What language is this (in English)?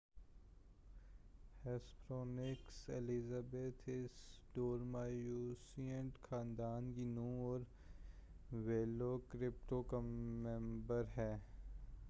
Urdu